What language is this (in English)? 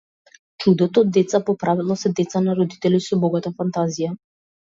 Macedonian